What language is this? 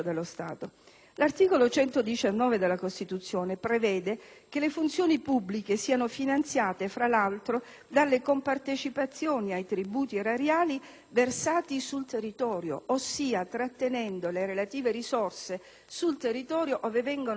Italian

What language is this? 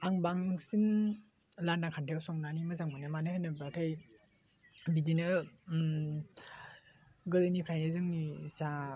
Bodo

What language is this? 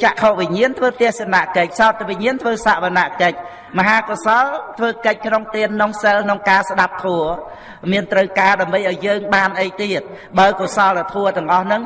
Vietnamese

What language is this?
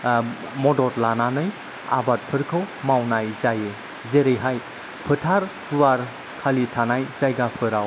Bodo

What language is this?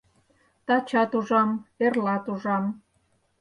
Mari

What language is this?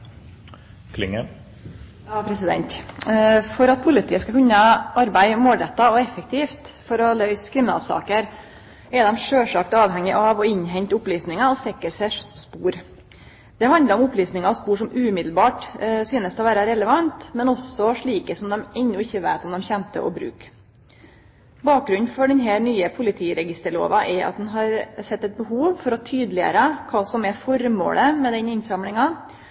Norwegian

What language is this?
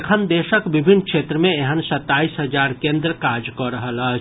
Maithili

